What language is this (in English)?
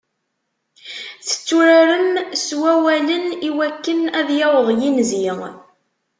Kabyle